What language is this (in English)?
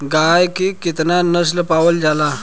Bhojpuri